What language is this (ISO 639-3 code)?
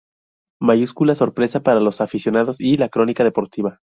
spa